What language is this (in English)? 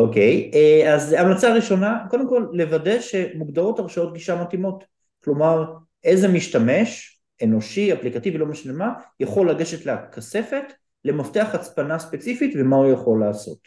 Hebrew